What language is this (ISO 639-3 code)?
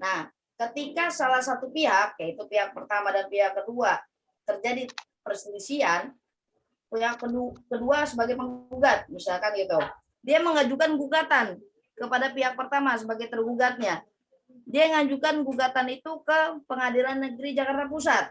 ind